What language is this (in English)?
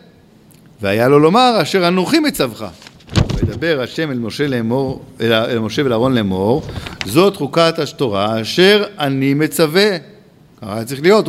Hebrew